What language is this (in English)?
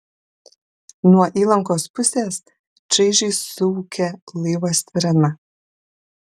Lithuanian